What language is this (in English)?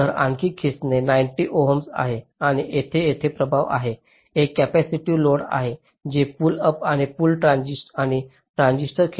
Marathi